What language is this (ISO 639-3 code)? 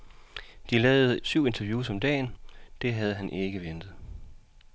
dan